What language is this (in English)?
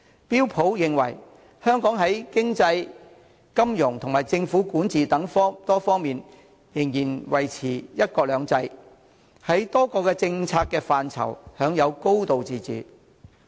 Cantonese